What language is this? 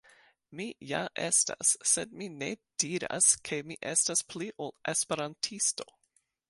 Esperanto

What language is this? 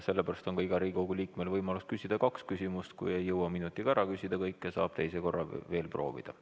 Estonian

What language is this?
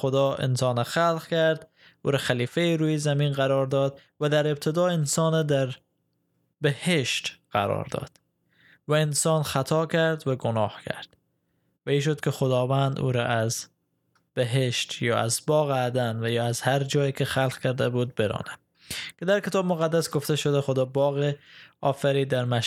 Persian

